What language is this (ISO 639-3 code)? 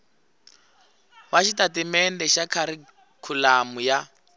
tso